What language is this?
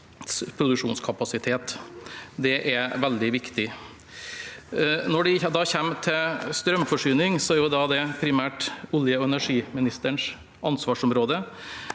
Norwegian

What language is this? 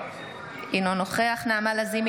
Hebrew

